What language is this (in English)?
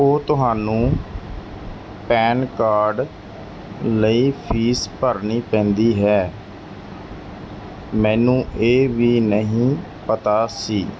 Punjabi